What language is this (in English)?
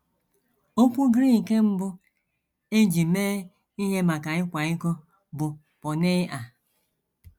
Igbo